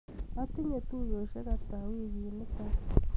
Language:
Kalenjin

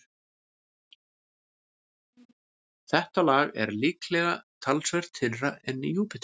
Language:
Icelandic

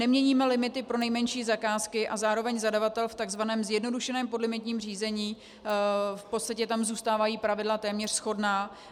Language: Czech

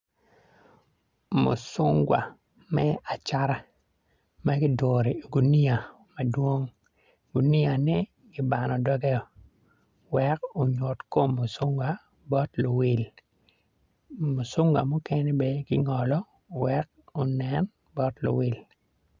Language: Acoli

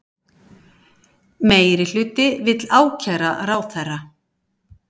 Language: Icelandic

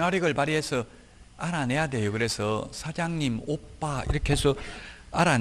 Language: Korean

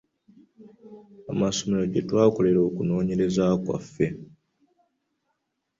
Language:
Ganda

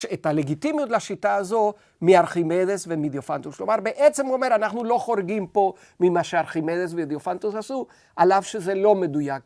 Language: Hebrew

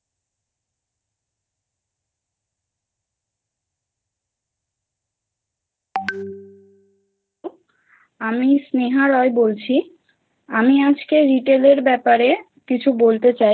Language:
Bangla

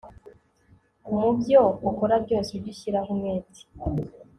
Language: Kinyarwanda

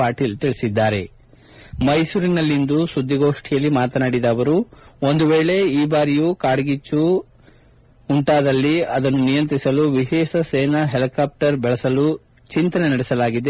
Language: Kannada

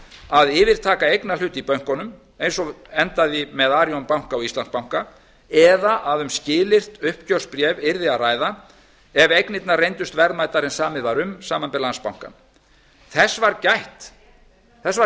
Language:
Icelandic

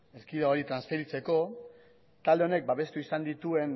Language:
Basque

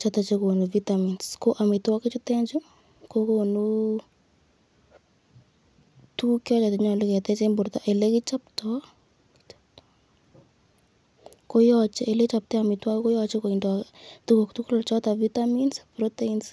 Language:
Kalenjin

